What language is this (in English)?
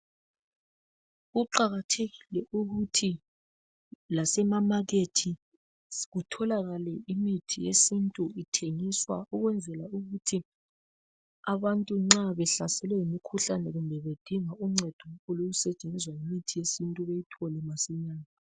North Ndebele